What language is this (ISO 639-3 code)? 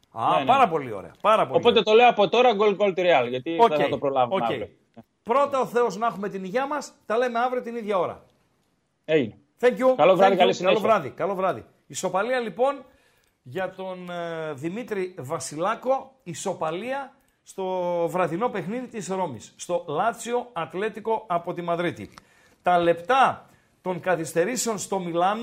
ell